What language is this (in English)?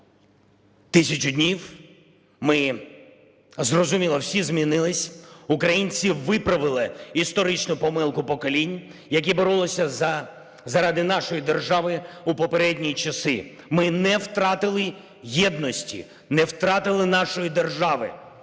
Ukrainian